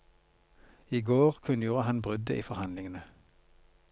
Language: Norwegian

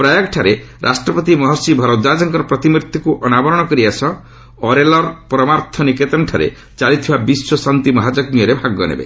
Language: Odia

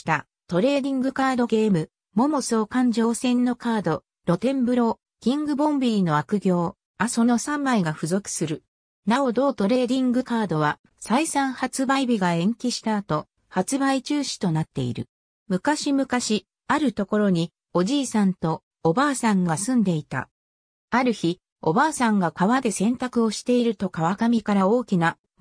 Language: Japanese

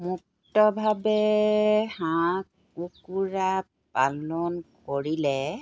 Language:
Assamese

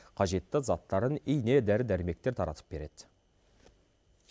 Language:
Kazakh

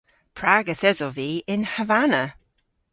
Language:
Cornish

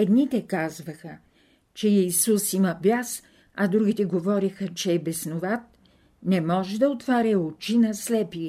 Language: Bulgarian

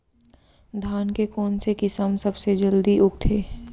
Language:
Chhattisgarhi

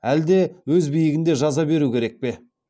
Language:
Kazakh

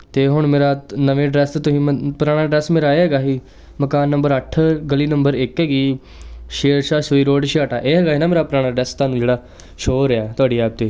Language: Punjabi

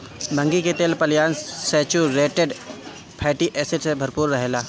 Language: Bhojpuri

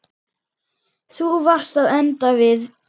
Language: Icelandic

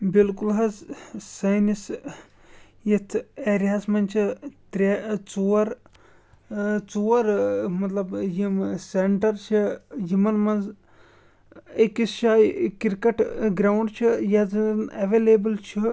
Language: Kashmiri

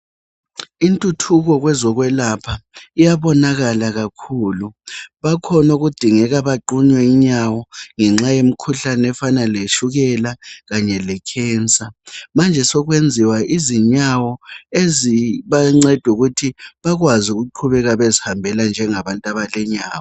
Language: North Ndebele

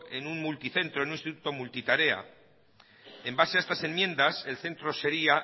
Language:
Spanish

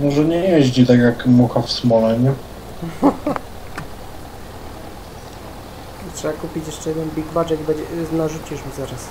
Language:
Polish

